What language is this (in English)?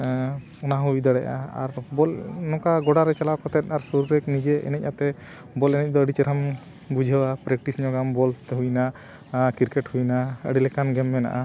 Santali